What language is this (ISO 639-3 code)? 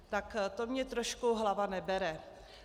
ces